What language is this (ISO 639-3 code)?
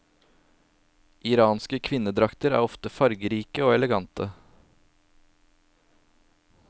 nor